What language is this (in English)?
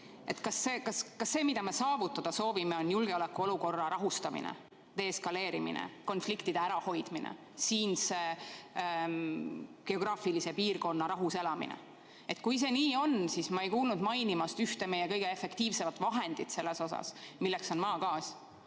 Estonian